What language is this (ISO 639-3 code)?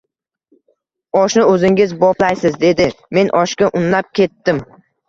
uzb